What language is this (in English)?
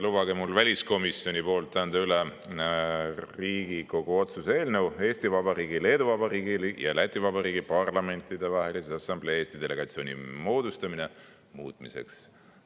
Estonian